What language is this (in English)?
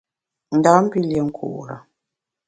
Bamun